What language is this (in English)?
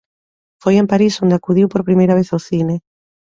Galician